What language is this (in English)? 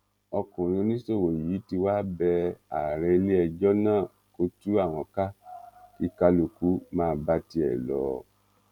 Yoruba